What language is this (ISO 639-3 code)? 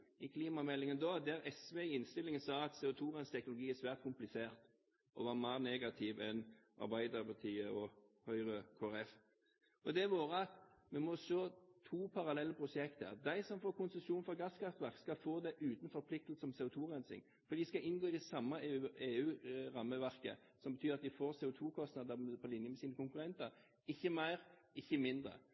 nob